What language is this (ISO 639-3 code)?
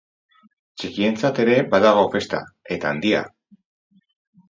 eus